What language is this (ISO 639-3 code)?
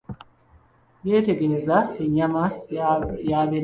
lug